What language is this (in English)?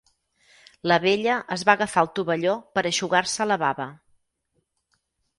Catalan